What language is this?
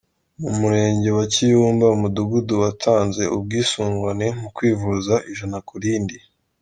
Kinyarwanda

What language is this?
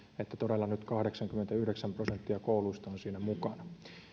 Finnish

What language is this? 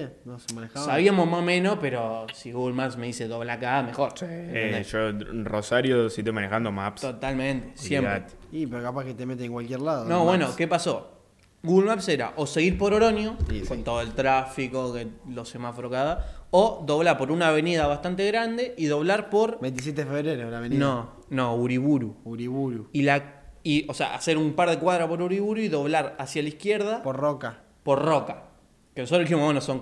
Spanish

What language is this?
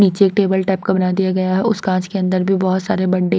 Hindi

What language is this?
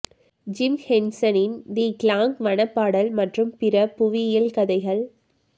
Tamil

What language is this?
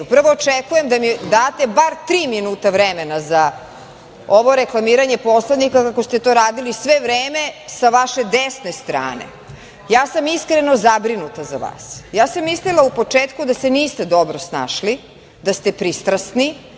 Serbian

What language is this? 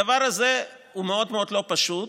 Hebrew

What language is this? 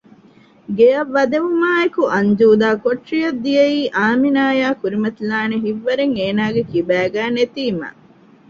Divehi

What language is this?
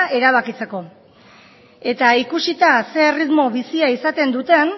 Basque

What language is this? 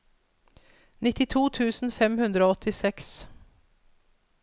Norwegian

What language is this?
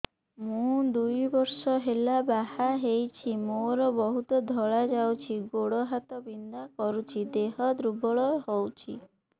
Odia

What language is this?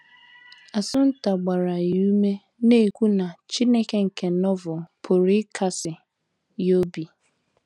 Igbo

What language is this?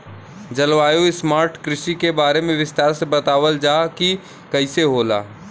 Bhojpuri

